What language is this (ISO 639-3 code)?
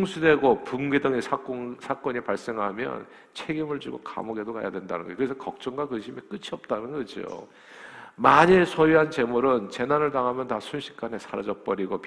kor